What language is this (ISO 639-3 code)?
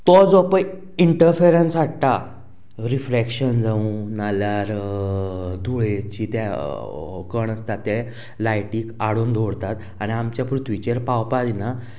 kok